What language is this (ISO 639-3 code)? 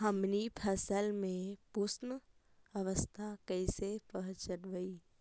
mag